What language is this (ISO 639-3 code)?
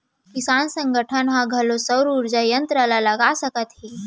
hne